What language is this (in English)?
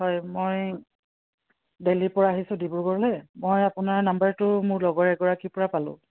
Assamese